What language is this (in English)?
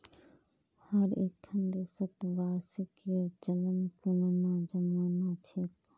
Magahi